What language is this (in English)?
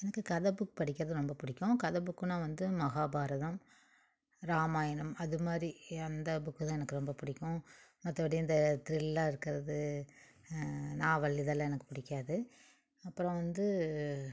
Tamil